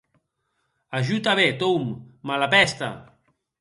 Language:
Occitan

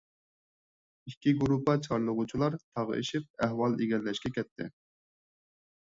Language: Uyghur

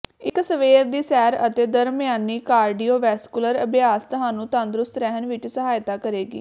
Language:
Punjabi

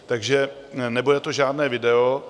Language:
Czech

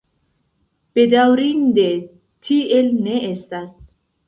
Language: Esperanto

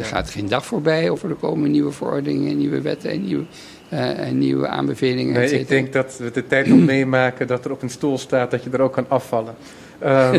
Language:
Dutch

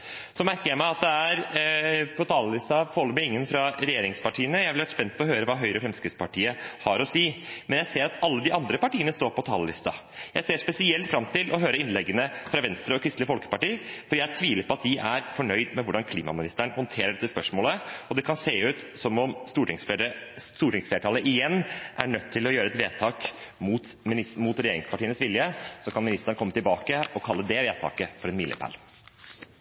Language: Norwegian Bokmål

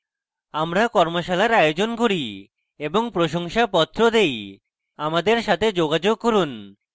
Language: Bangla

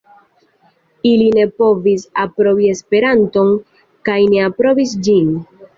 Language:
Esperanto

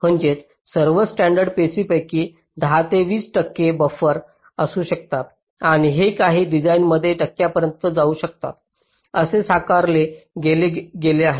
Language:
Marathi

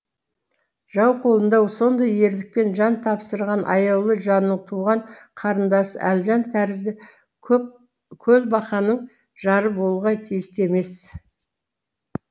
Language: Kazakh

